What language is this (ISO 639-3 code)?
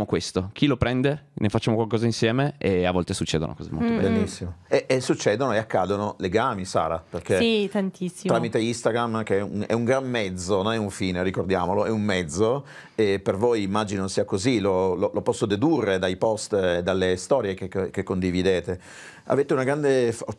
ita